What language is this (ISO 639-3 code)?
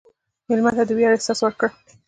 pus